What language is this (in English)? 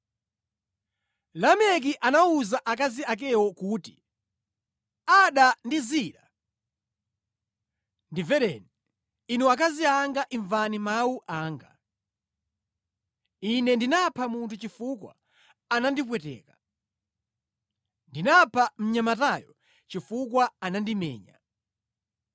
Nyanja